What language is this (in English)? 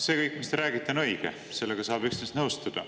Estonian